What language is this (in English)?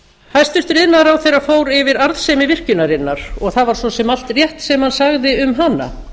Icelandic